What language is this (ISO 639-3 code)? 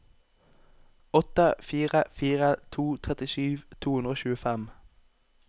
nor